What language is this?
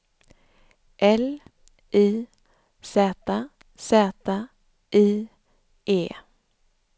Swedish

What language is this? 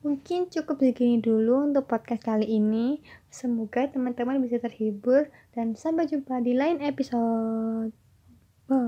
Indonesian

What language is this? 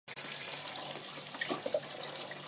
Chinese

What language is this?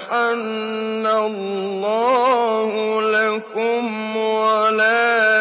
Arabic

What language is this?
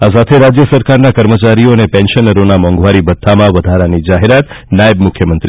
Gujarati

